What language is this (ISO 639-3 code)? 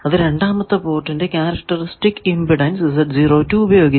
mal